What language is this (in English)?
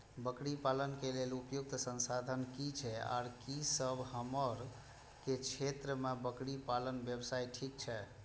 Maithili